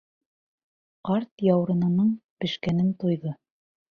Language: Bashkir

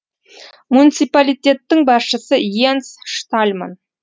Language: Kazakh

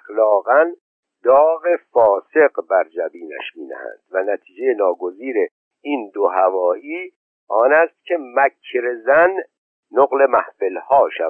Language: Persian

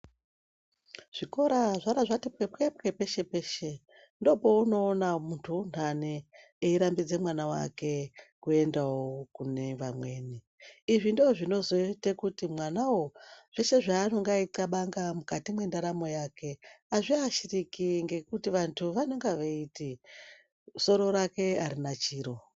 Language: Ndau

